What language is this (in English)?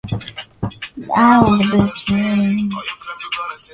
Swahili